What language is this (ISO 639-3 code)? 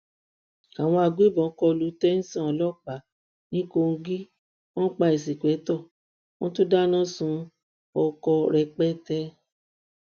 yor